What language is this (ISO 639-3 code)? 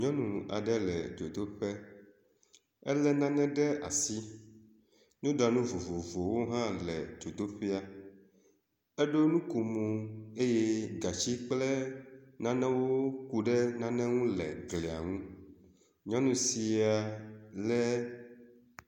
ewe